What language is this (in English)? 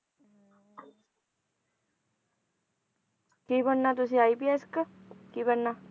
Punjabi